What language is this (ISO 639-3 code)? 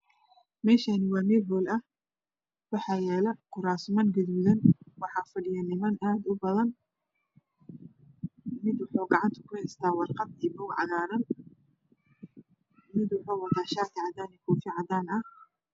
som